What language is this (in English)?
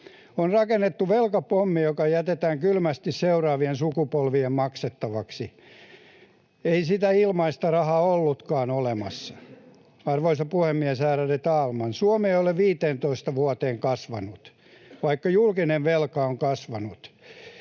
Finnish